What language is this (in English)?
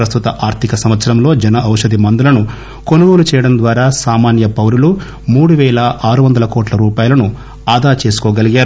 Telugu